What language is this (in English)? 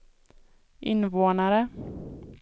Swedish